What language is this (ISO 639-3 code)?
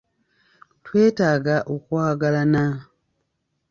lug